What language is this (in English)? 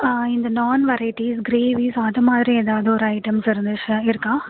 Tamil